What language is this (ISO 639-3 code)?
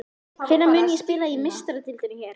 isl